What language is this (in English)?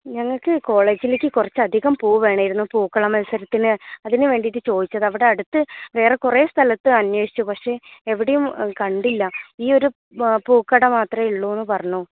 Malayalam